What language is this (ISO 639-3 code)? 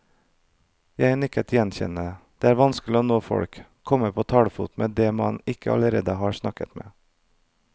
nor